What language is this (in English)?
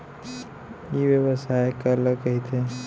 Chhattisgarhi